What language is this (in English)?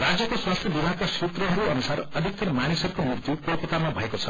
Nepali